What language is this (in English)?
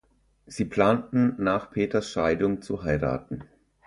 German